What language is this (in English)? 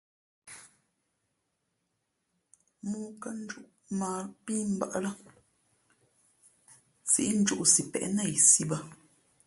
Fe'fe'